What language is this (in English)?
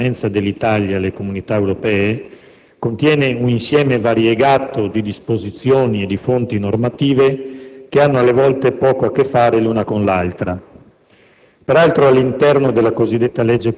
Italian